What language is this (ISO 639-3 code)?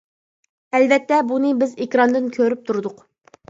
uig